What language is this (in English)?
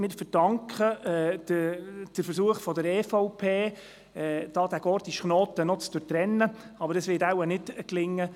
Swiss German